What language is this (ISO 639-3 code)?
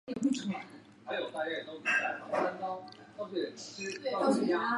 zho